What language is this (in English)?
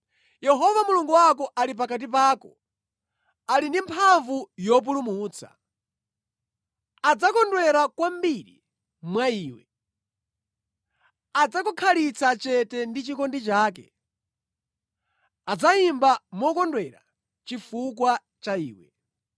Nyanja